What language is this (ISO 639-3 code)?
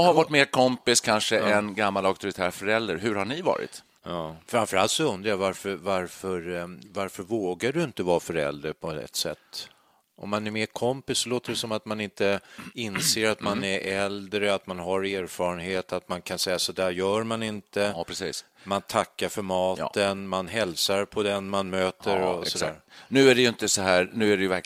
swe